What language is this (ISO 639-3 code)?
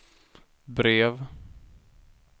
swe